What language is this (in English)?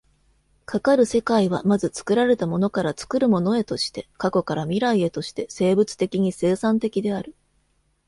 Japanese